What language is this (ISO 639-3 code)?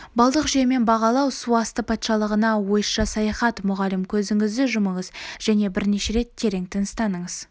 kaz